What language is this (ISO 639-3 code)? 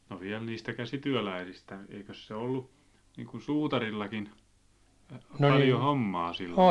fin